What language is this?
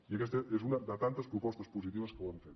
Catalan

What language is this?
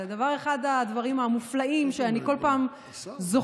Hebrew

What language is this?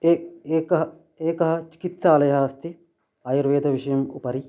Sanskrit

